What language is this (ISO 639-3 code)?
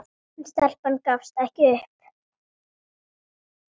isl